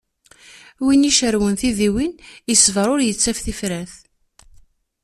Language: Kabyle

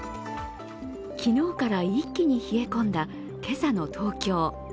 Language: Japanese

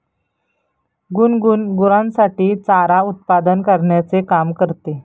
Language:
Marathi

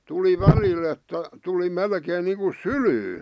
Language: Finnish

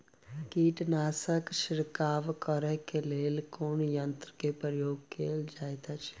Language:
Maithili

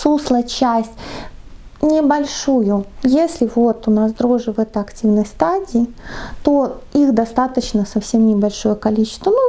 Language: Russian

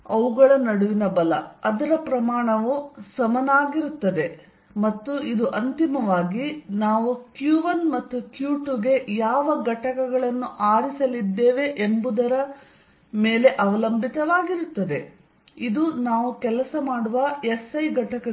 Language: Kannada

